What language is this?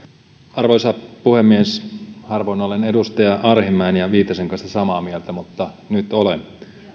Finnish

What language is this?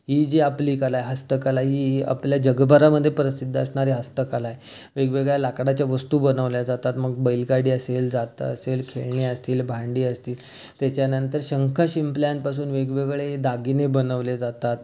Marathi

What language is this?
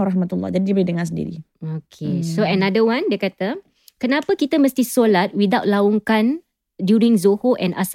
Malay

